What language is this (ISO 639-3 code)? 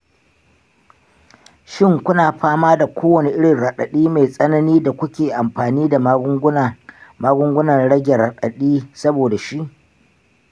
hau